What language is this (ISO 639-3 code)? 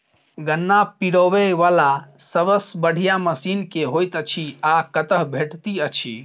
mai